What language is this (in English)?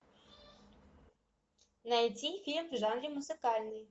Russian